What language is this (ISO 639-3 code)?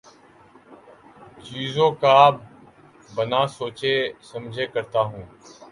urd